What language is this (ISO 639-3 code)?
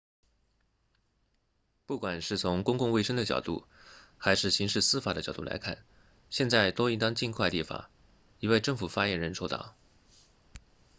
zho